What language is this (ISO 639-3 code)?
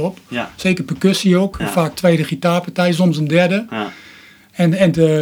nld